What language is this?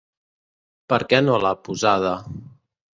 Catalan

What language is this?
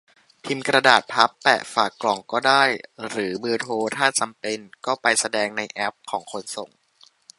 Thai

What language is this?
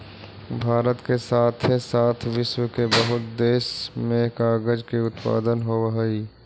Magahi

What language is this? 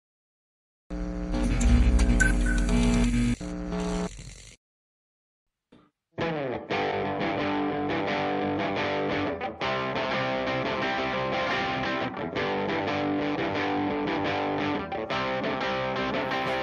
Polish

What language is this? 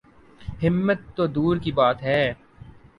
Urdu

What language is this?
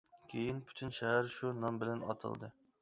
Uyghur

